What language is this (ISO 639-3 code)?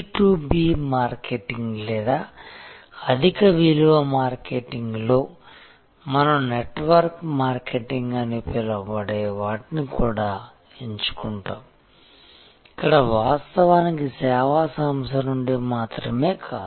tel